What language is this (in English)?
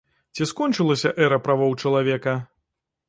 Belarusian